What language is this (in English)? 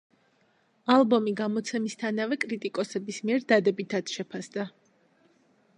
Georgian